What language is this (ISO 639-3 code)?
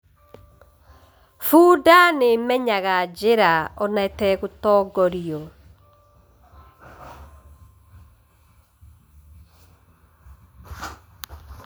kik